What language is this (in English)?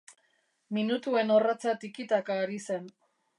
Basque